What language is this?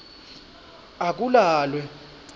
Swati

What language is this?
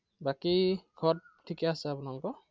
Assamese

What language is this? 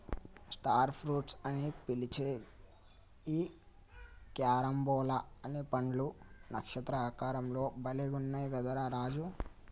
Telugu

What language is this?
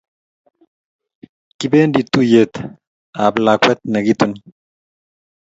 Kalenjin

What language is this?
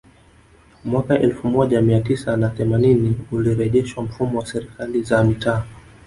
Swahili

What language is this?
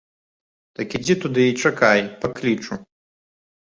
Belarusian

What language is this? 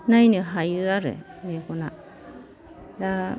Bodo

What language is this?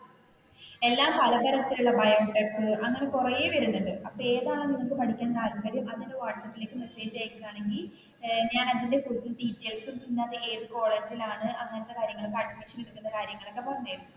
Malayalam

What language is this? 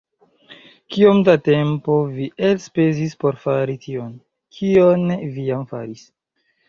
Esperanto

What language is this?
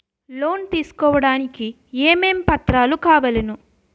Telugu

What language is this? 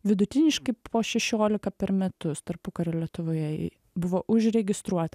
Lithuanian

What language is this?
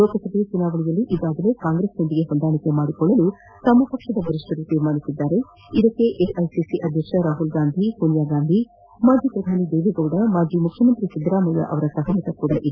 Kannada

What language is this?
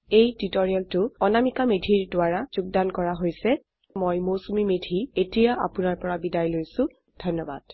Assamese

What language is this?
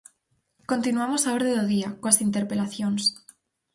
Galician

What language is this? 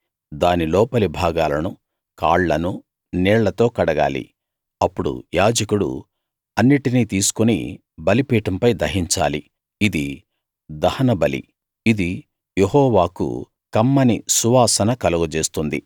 Telugu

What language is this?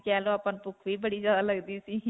Punjabi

